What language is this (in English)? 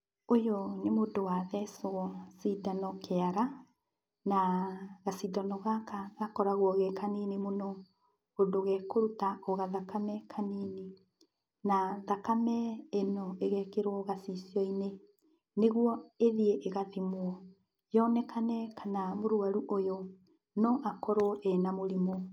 Kikuyu